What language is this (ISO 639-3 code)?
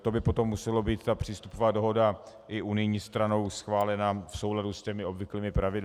ces